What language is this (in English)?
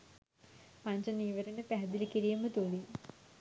Sinhala